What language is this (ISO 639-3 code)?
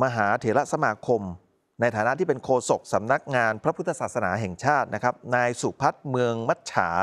tha